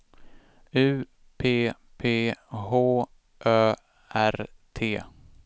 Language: Swedish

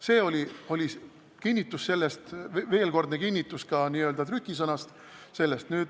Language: Estonian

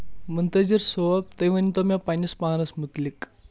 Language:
Kashmiri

